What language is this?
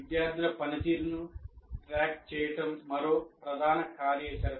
Telugu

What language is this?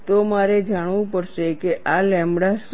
Gujarati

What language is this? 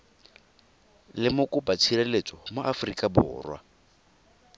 Tswana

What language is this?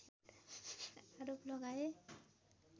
Nepali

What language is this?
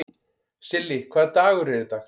Icelandic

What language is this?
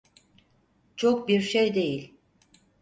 Turkish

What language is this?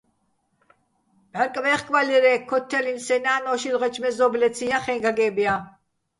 Bats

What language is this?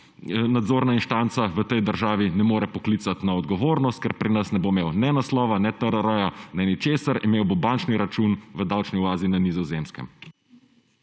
Slovenian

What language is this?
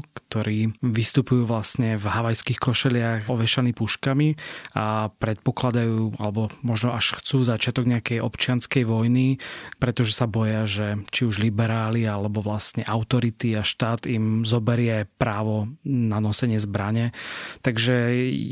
Slovak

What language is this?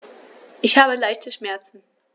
German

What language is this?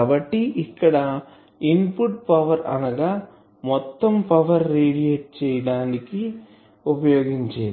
Telugu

